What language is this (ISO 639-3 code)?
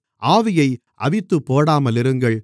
tam